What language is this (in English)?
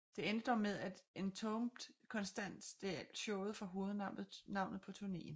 Danish